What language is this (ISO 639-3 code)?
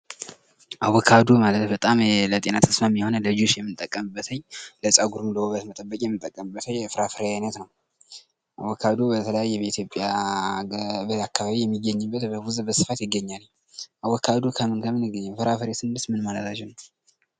amh